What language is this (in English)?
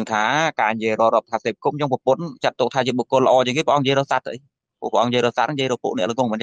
Vietnamese